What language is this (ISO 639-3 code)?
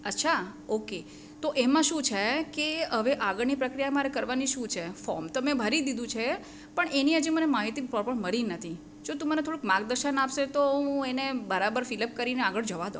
guj